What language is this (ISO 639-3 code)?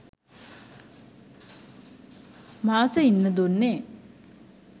sin